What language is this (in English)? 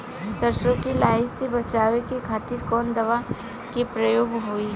Bhojpuri